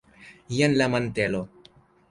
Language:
Esperanto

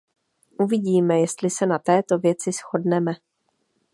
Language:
Czech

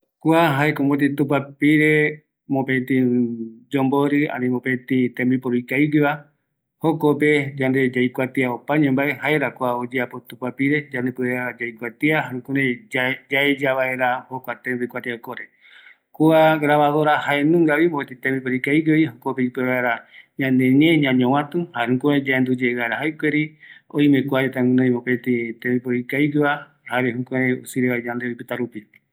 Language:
Eastern Bolivian Guaraní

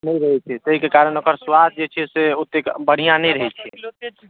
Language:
Maithili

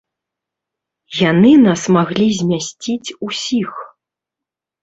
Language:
Belarusian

